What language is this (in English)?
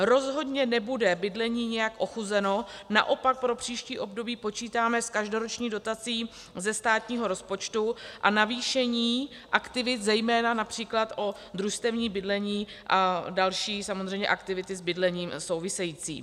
Czech